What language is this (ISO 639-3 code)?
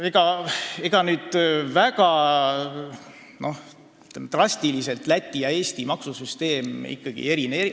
est